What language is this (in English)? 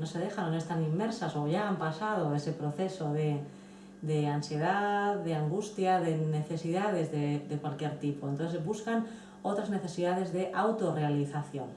Spanish